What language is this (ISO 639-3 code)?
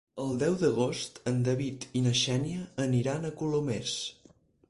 cat